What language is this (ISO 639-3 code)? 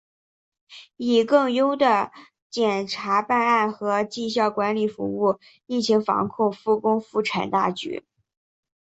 zho